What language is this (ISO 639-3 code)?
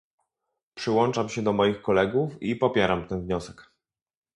pol